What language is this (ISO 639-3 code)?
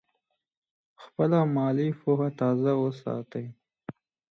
pus